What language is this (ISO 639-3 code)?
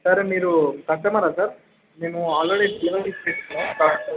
tel